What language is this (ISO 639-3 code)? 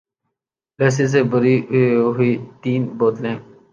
urd